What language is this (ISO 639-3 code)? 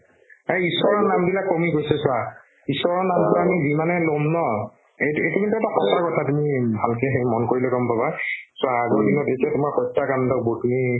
asm